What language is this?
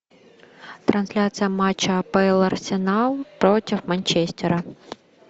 Russian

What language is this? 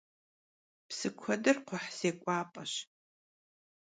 Kabardian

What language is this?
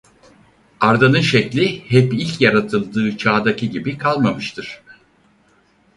Turkish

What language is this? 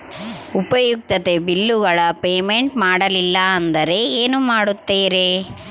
Kannada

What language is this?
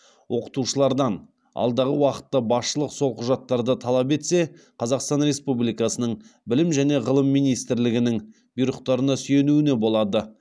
Kazakh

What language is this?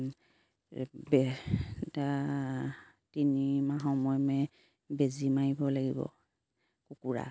Assamese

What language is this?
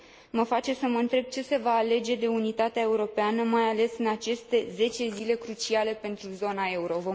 Romanian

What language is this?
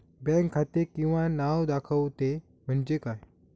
Marathi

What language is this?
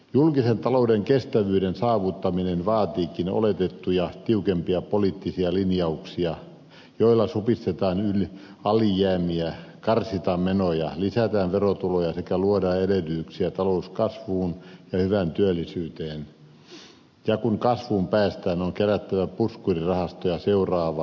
Finnish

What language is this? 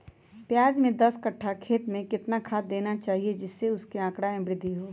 Magahi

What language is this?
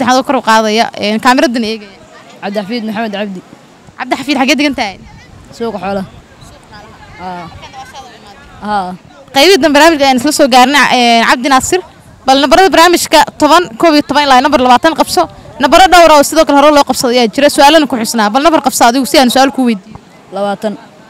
Arabic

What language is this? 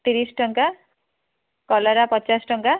Odia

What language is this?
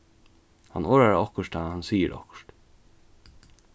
Faroese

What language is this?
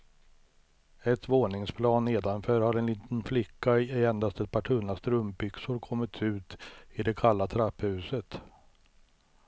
Swedish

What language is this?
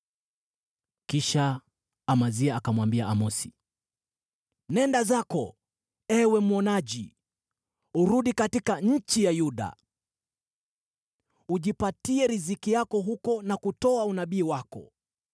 Swahili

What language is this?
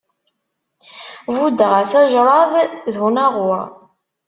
Kabyle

